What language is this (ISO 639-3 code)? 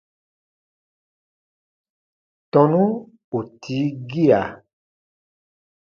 bba